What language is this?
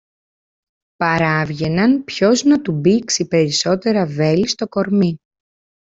Greek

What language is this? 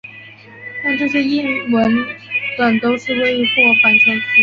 Chinese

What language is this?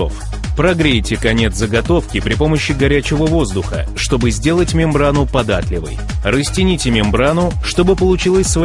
Russian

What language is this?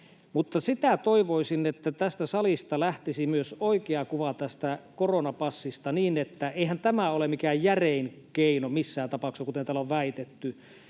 Finnish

